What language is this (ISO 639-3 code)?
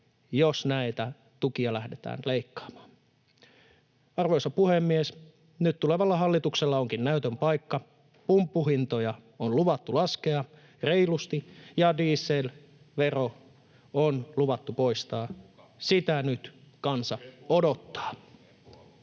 fin